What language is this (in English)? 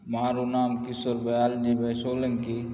Gujarati